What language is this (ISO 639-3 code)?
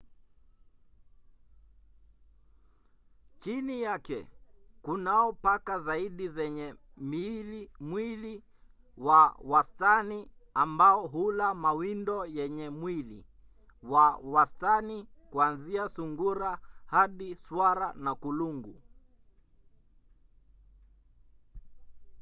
swa